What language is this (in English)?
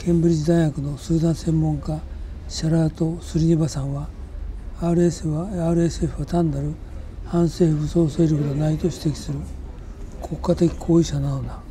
Japanese